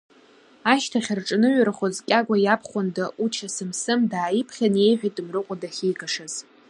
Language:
Abkhazian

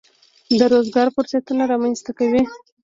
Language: Pashto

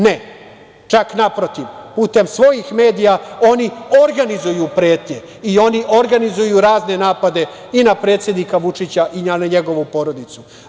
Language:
Serbian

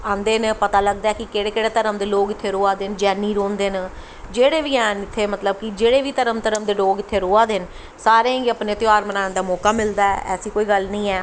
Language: Dogri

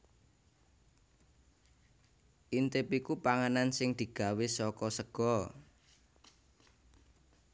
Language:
Javanese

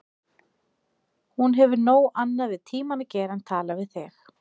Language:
Icelandic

